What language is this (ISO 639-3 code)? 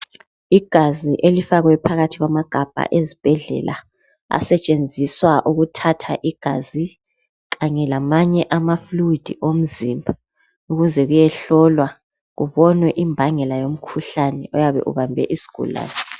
nde